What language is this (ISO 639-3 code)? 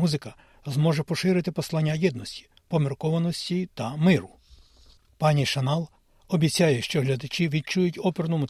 ukr